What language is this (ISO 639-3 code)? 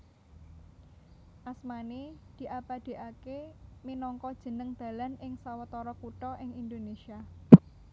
jav